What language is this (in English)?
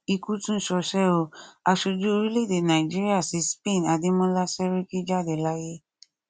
Yoruba